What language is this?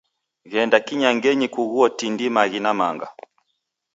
Taita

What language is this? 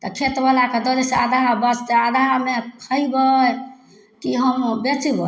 Maithili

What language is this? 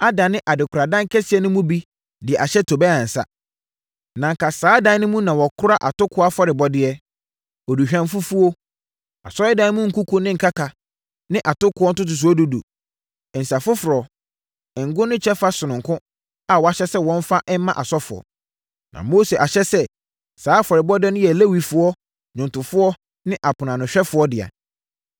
Akan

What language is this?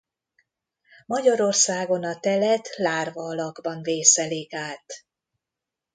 Hungarian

